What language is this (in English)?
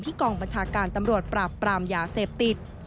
Thai